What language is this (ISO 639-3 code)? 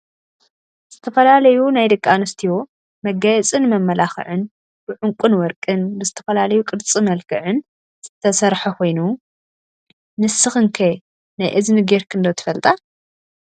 tir